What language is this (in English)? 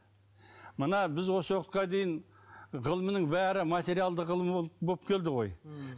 Kazakh